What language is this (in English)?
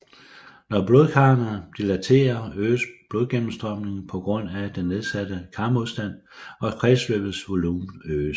Danish